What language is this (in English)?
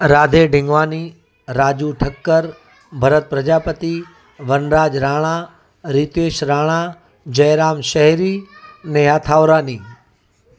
Sindhi